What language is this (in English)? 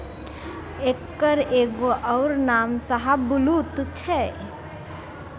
Maithili